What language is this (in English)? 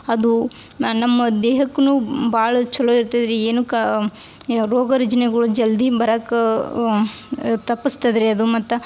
Kannada